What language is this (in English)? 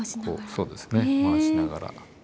Japanese